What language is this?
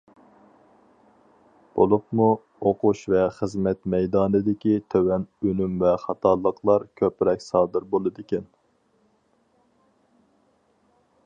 Uyghur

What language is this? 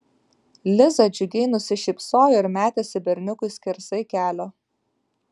Lithuanian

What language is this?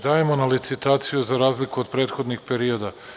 Serbian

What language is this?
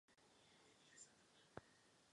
Czech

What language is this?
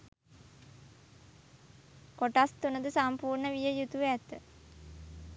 Sinhala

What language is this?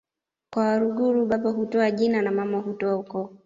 Swahili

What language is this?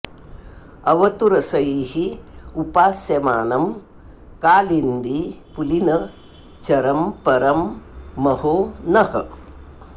Sanskrit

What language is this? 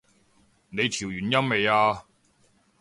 Cantonese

